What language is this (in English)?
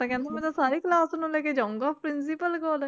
Punjabi